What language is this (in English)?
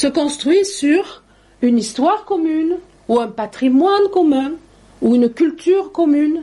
French